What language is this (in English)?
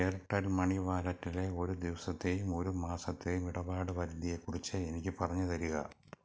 Malayalam